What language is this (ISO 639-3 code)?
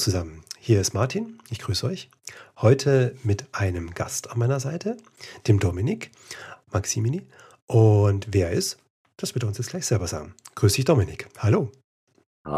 deu